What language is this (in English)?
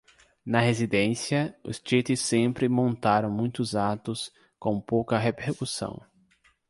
Portuguese